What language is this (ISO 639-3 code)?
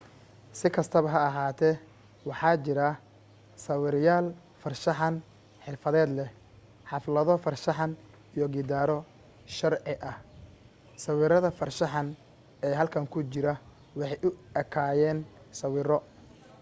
som